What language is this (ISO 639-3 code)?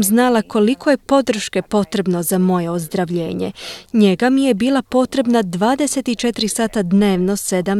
hrv